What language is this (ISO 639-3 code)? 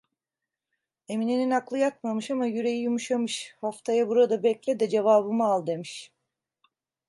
tur